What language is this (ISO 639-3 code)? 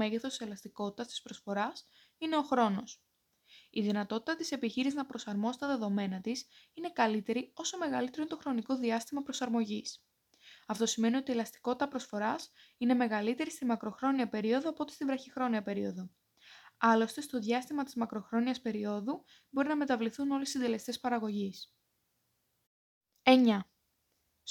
ell